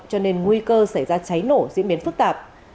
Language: Vietnamese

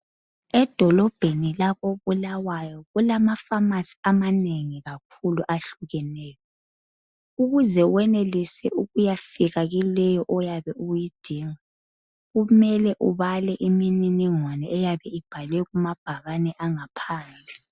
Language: North Ndebele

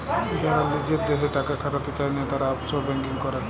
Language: Bangla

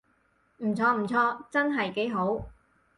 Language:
Cantonese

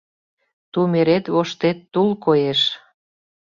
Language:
Mari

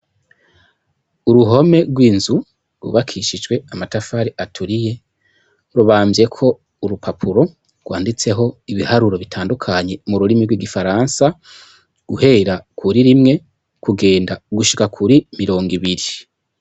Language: Rundi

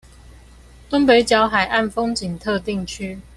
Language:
Chinese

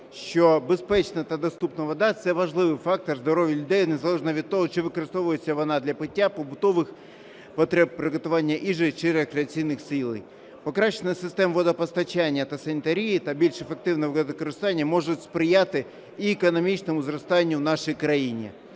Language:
Ukrainian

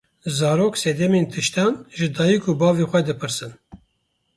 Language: Kurdish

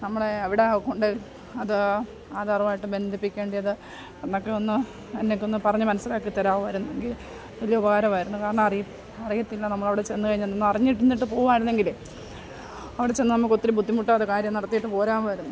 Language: Malayalam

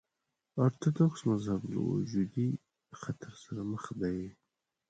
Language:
Pashto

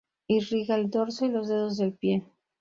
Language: Spanish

